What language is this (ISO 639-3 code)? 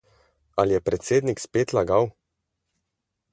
slv